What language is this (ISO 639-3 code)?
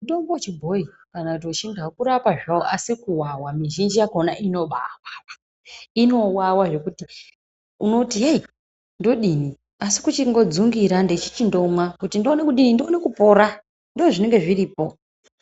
ndc